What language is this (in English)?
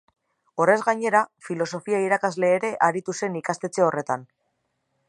Basque